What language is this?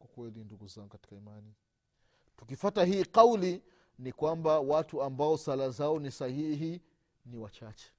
Swahili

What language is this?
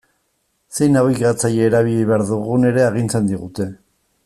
Basque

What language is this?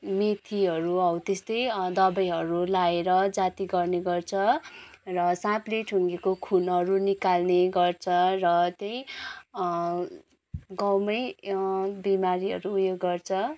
Nepali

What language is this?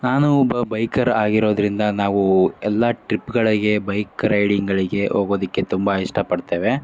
Kannada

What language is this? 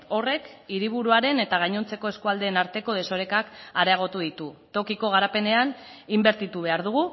Basque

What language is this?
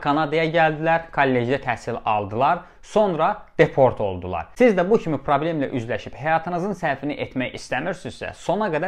Turkish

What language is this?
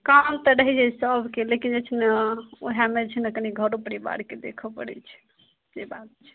Maithili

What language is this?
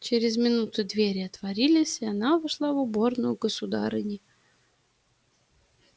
Russian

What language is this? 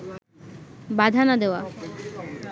Bangla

